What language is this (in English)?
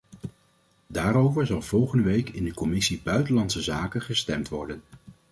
Dutch